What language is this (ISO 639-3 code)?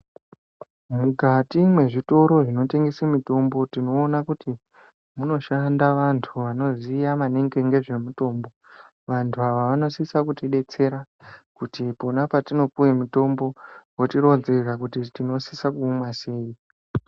ndc